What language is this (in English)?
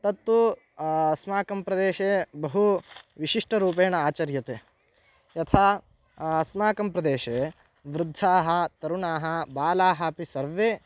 Sanskrit